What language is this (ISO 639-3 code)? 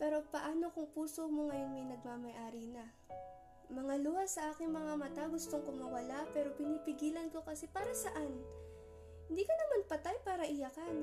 fil